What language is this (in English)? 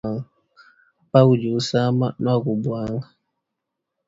Luba-Lulua